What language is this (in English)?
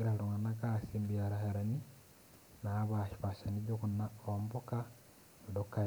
Masai